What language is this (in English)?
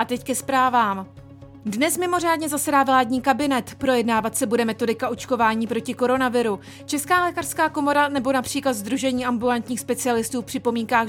Czech